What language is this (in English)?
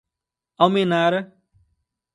Portuguese